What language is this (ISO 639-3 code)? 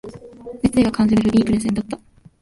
jpn